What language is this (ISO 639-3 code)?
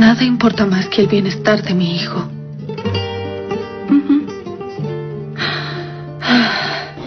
spa